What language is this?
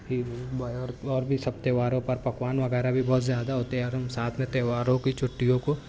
Urdu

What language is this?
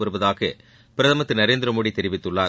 Tamil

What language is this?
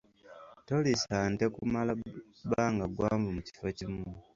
Ganda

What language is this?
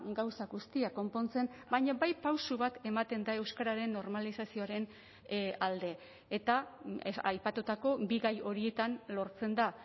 Basque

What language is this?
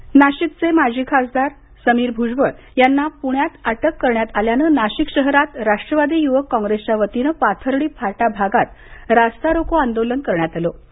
Marathi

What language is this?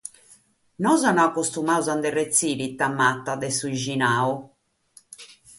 Sardinian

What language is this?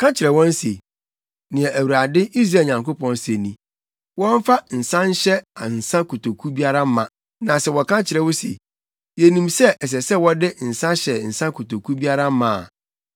Akan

